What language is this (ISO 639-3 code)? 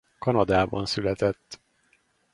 hun